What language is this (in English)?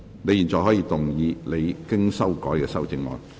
Cantonese